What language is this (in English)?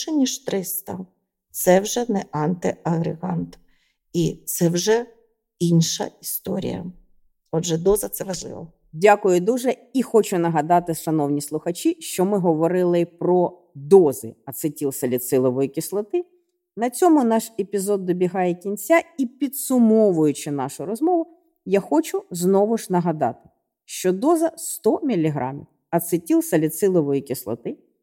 Ukrainian